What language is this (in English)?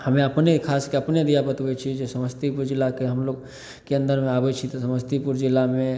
Maithili